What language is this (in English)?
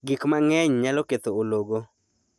Luo (Kenya and Tanzania)